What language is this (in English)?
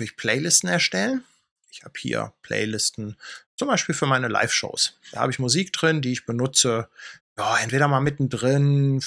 German